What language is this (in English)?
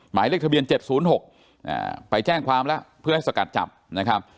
Thai